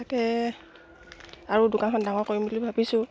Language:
Assamese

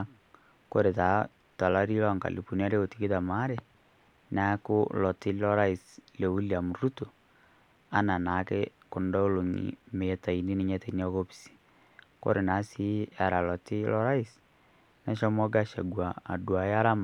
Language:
Masai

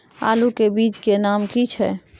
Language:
Maithili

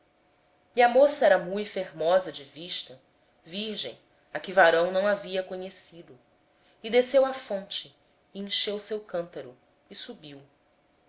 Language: Portuguese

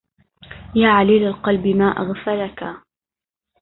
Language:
Arabic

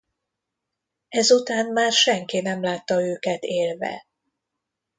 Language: Hungarian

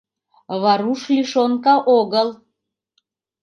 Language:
Mari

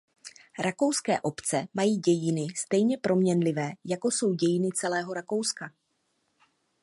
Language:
Czech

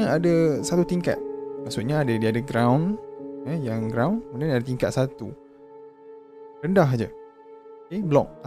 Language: Malay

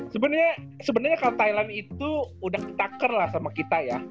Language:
Indonesian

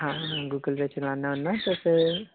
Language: Dogri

